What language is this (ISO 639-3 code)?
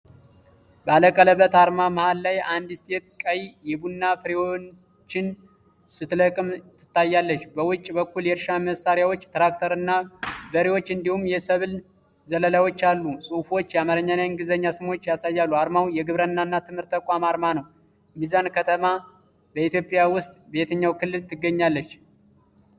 amh